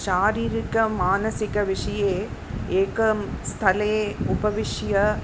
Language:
Sanskrit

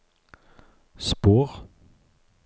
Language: Norwegian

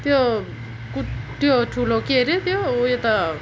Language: Nepali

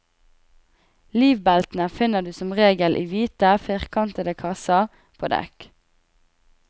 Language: Norwegian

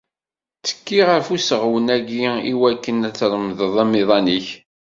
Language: Kabyle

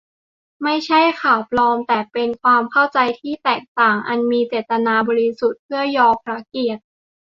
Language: Thai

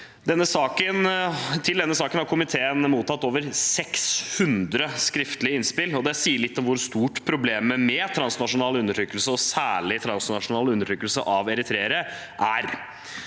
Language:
Norwegian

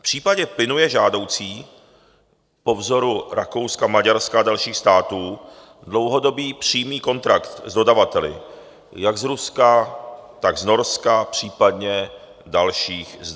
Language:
Czech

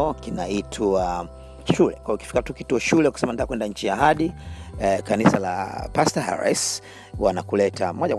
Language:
Swahili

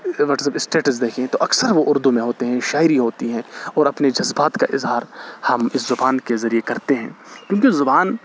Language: Urdu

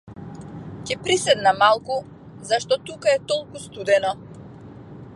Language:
Macedonian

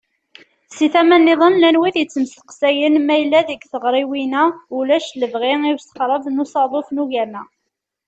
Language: Kabyle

